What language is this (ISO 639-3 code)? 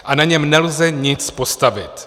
ces